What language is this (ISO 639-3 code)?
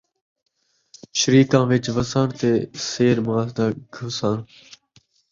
skr